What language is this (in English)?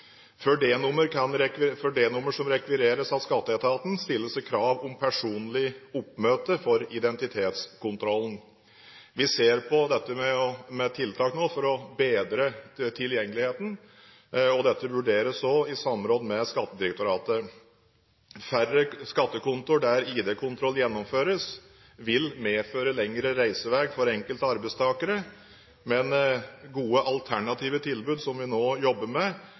Norwegian Bokmål